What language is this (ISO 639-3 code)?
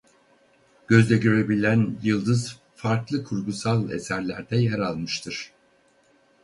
tur